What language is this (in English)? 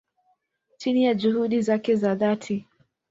Swahili